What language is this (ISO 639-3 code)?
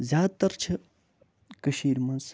kas